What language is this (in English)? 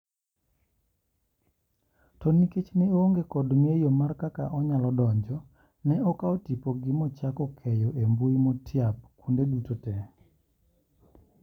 Luo (Kenya and Tanzania)